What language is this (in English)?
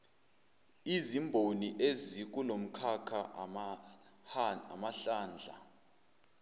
Zulu